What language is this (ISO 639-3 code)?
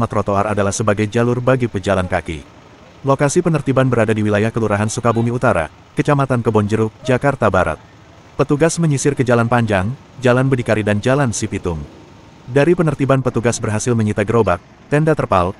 ind